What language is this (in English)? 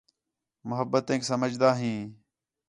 Khetrani